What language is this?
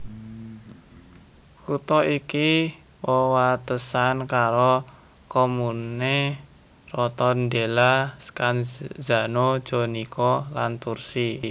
Javanese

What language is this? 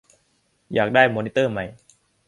Thai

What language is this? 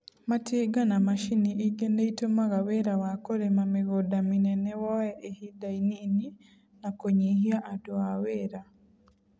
Kikuyu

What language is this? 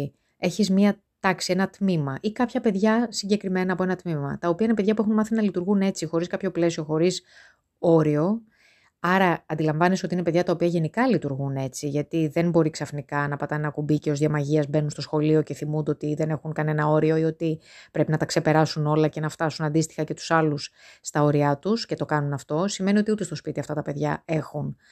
Greek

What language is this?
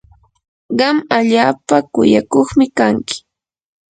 Yanahuanca Pasco Quechua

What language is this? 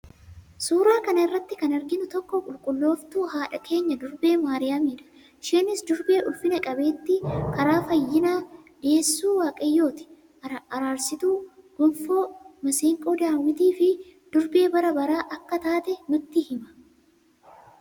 Oromo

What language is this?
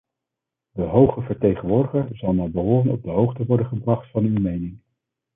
Dutch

